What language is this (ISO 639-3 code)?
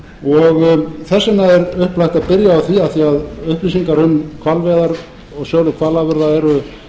isl